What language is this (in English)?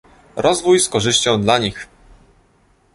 Polish